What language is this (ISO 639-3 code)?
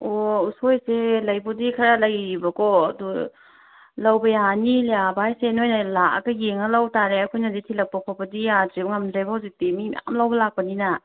mni